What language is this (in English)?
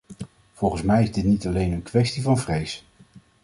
Dutch